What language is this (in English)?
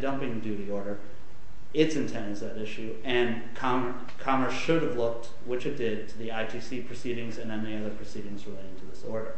English